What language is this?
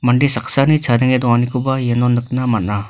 Garo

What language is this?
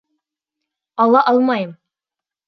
Bashkir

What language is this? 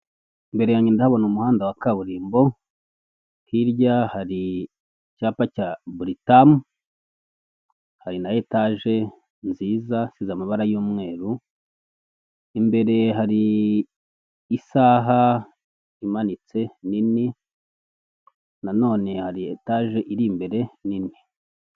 Kinyarwanda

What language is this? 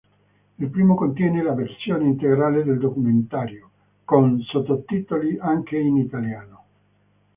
Italian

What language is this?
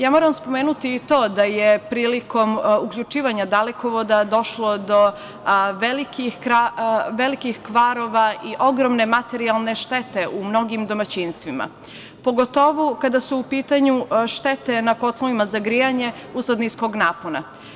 Serbian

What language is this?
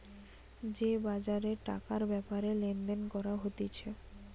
Bangla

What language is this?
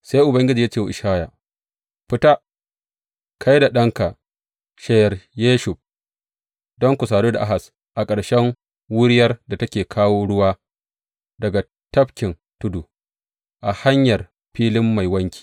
Hausa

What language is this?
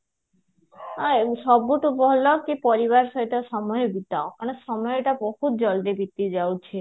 Odia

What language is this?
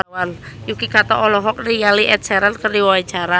Sundanese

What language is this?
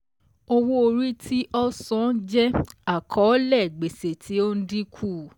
Yoruba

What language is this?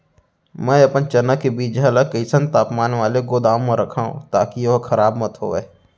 Chhattisgarhi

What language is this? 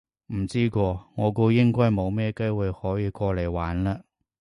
Cantonese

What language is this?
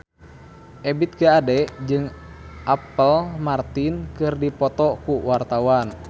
Sundanese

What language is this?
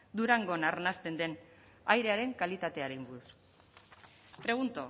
Basque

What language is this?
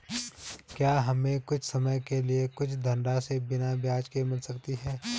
Hindi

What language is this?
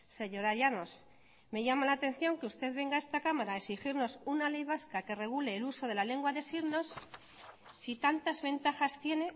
Spanish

